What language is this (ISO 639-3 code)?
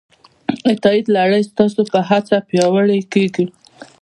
pus